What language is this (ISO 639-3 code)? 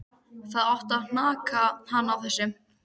isl